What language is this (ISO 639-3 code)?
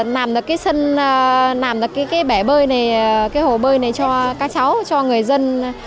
vie